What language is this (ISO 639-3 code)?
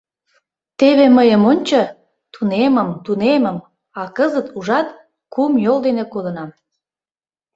chm